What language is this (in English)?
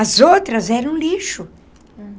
Portuguese